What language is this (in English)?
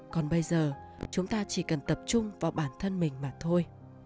Vietnamese